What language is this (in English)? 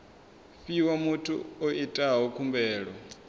Venda